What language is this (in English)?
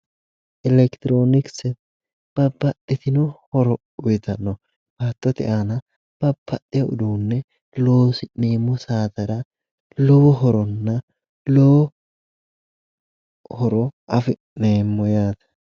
Sidamo